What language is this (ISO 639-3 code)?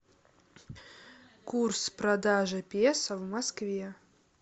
rus